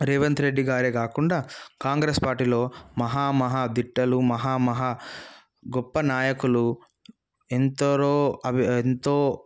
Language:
Telugu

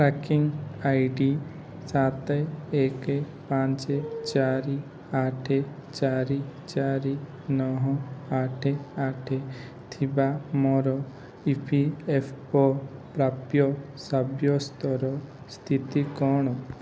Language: Odia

